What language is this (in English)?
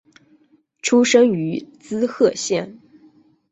Chinese